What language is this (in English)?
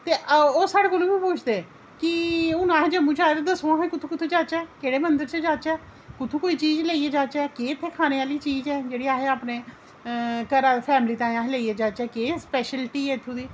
Dogri